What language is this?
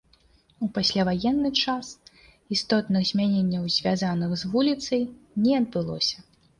Belarusian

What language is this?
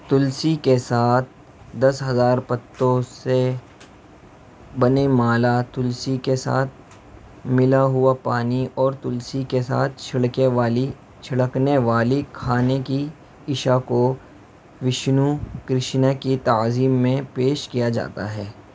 Urdu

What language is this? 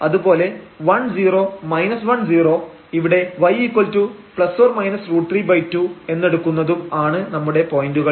Malayalam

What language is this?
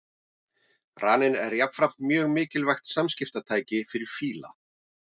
Icelandic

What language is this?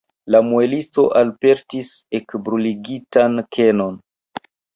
Esperanto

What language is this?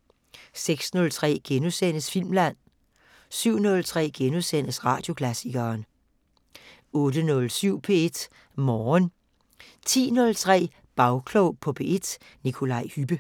Danish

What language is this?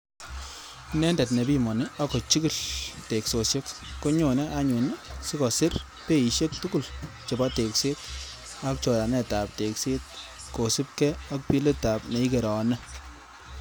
Kalenjin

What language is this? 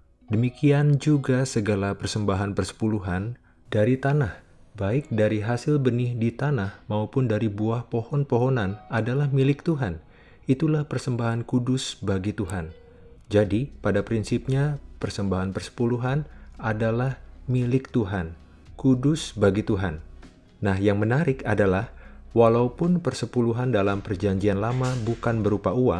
Indonesian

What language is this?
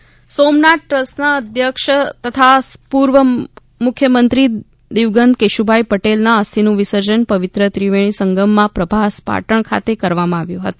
Gujarati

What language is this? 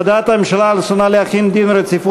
Hebrew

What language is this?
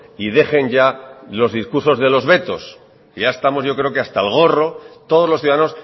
Spanish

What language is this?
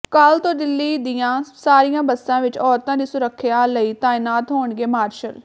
Punjabi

